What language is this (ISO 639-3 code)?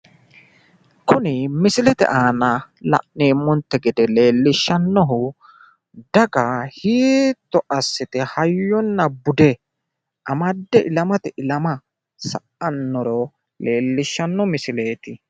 sid